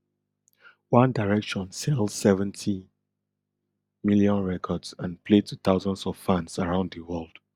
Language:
Nigerian Pidgin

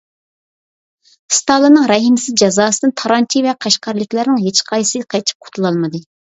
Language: Uyghur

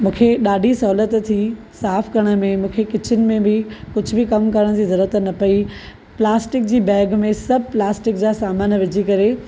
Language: Sindhi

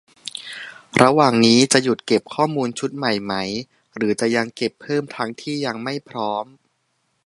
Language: Thai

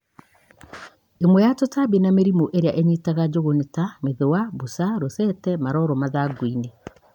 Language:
Kikuyu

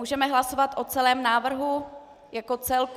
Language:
Czech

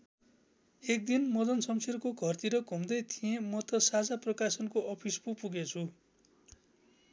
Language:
Nepali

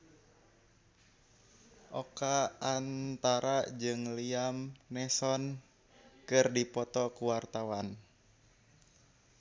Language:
Sundanese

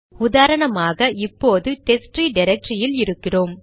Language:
Tamil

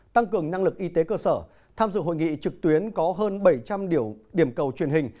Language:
Vietnamese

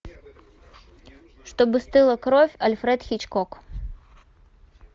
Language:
Russian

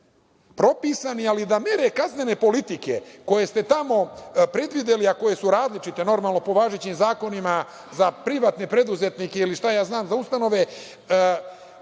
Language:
Serbian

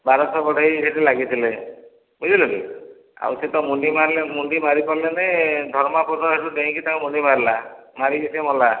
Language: Odia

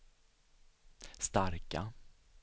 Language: Swedish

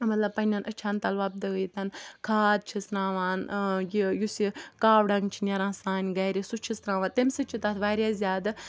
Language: Kashmiri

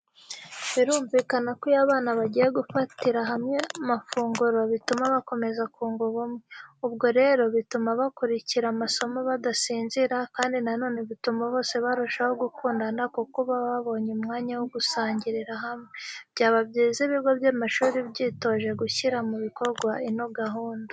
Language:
Kinyarwanda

